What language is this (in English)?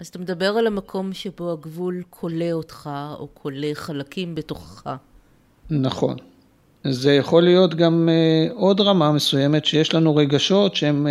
Hebrew